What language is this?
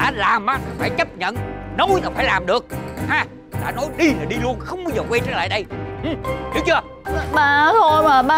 Vietnamese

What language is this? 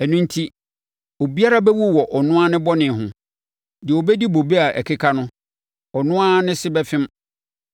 Akan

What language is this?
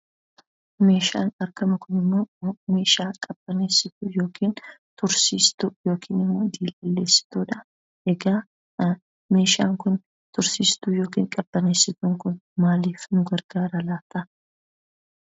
Oromo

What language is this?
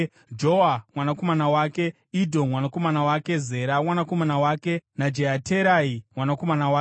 Shona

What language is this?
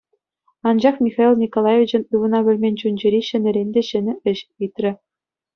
Chuvash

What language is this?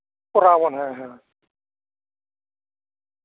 Santali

